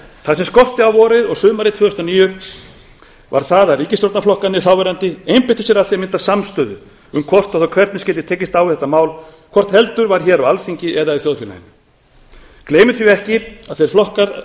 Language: Icelandic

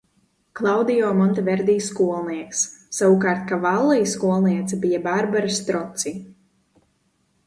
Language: Latvian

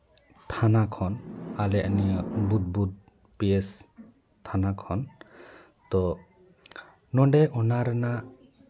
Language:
Santali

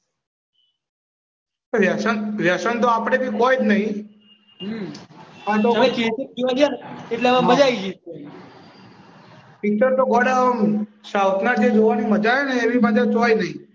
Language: Gujarati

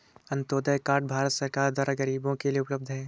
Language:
Hindi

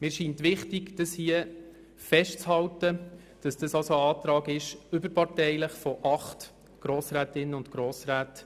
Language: Swiss German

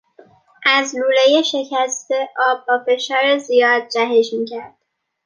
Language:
Persian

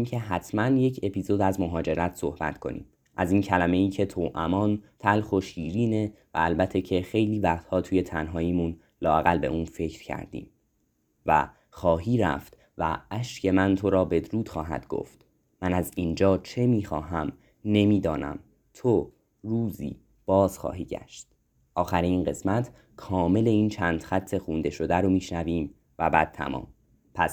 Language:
Persian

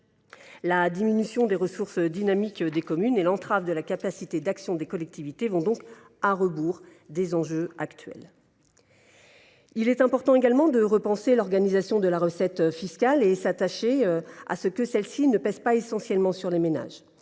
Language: French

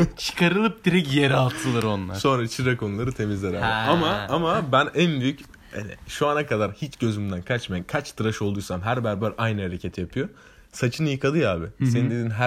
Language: Turkish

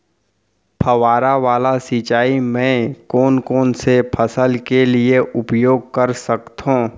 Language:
Chhattisgarhi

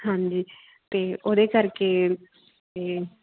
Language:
Punjabi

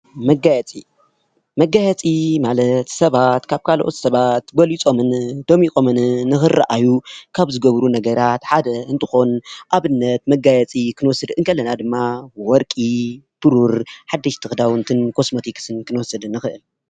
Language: Tigrinya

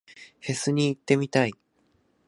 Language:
Japanese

